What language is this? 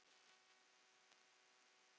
Icelandic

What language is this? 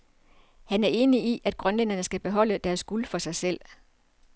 Danish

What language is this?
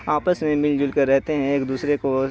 Urdu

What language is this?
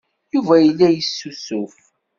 Kabyle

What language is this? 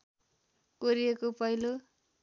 Nepali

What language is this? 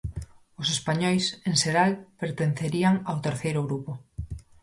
Galician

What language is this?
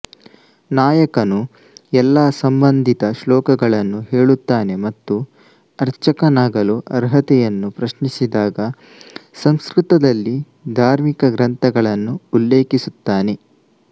Kannada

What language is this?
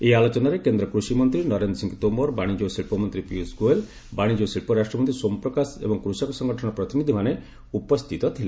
Odia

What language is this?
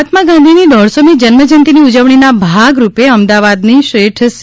Gujarati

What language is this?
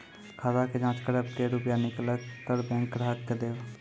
Maithili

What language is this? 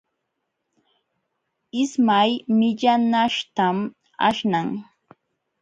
Jauja Wanca Quechua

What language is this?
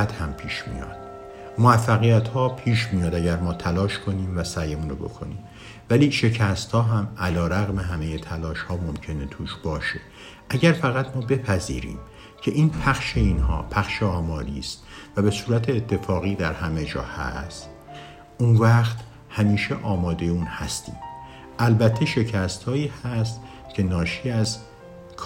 Persian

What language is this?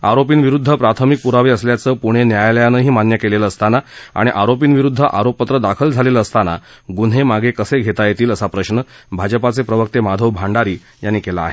Marathi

